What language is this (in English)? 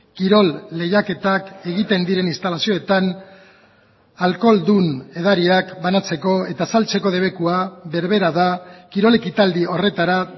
Basque